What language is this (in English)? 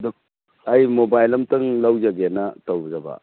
Manipuri